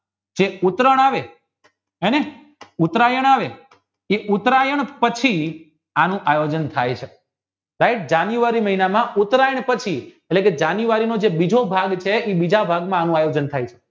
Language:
Gujarati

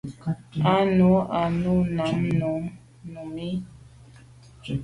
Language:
Medumba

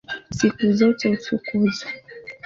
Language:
Swahili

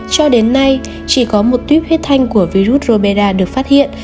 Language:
Vietnamese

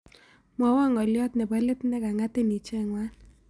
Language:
Kalenjin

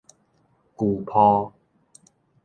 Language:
Min Nan Chinese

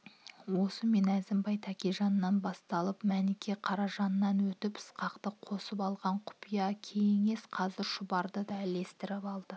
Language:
Kazakh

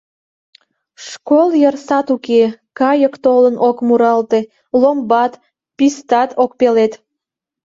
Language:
Mari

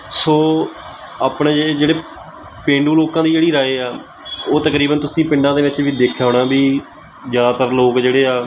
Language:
Punjabi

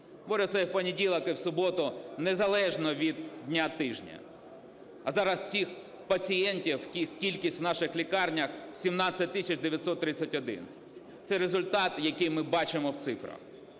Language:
Ukrainian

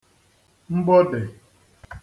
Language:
Igbo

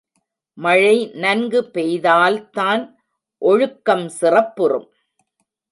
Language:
Tamil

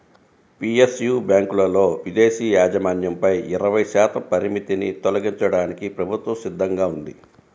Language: Telugu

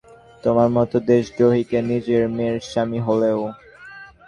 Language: Bangla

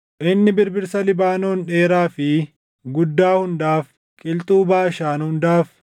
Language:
Oromo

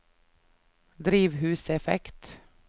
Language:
Norwegian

